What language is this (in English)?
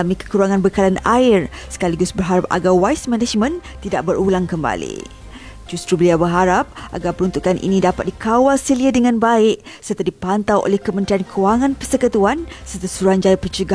Malay